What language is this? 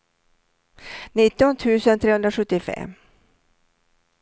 Swedish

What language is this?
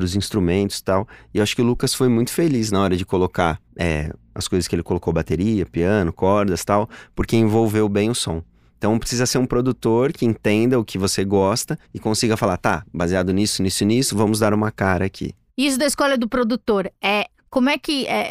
Portuguese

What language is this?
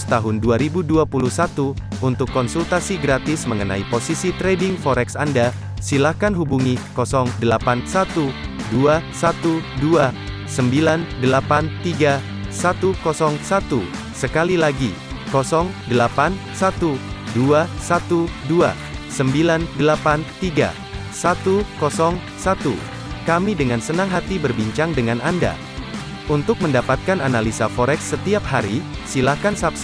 Indonesian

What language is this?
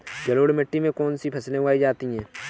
Hindi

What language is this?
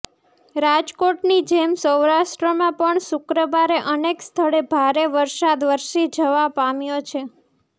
Gujarati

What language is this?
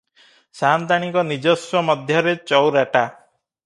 Odia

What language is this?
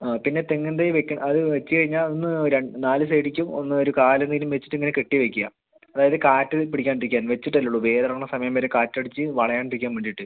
Malayalam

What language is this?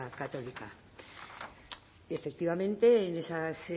Spanish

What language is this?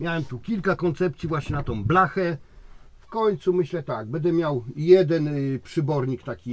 Polish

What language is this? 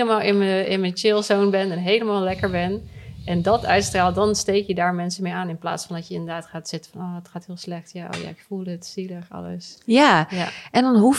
Dutch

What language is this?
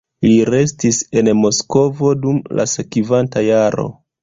Esperanto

